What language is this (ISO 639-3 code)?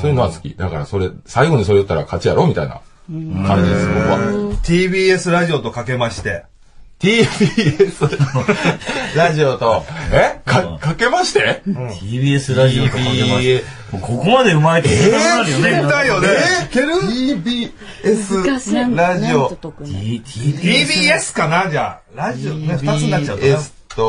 jpn